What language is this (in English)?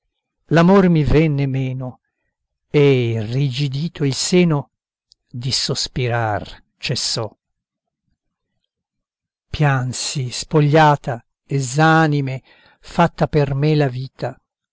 Italian